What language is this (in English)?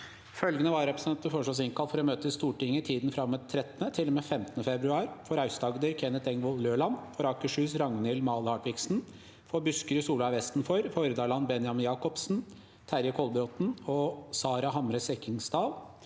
Norwegian